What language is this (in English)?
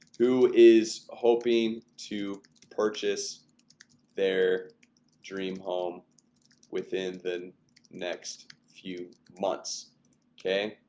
English